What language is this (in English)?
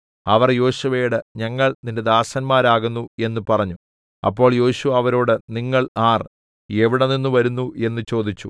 Malayalam